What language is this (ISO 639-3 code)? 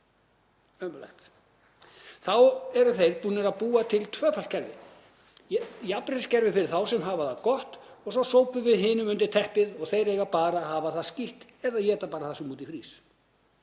isl